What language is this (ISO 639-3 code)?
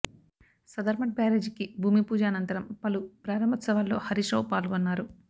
tel